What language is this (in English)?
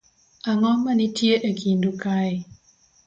Luo (Kenya and Tanzania)